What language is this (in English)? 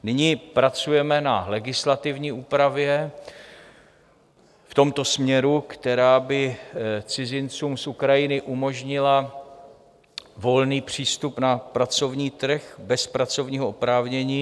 Czech